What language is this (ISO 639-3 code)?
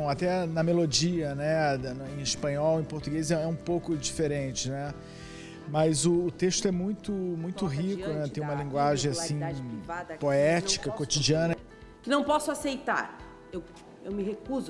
por